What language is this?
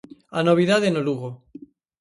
Galician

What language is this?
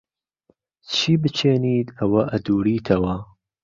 Central Kurdish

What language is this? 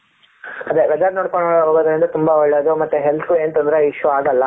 Kannada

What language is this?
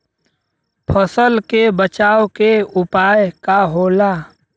Bhojpuri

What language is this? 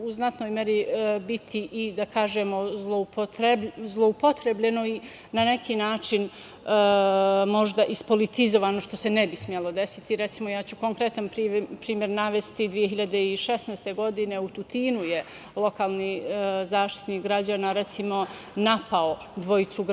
Serbian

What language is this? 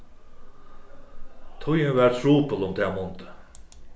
Faroese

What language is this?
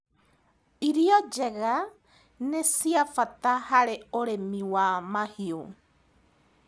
Kikuyu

